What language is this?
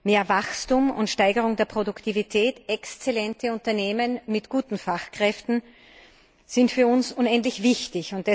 German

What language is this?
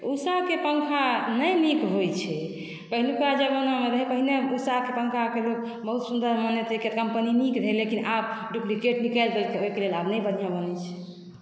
Maithili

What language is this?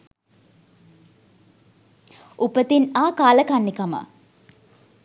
Sinhala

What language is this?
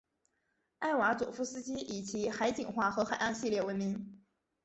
Chinese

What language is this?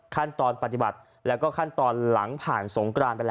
Thai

